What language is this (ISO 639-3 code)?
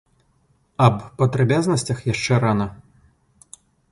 bel